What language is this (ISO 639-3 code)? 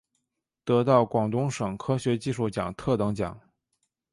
zho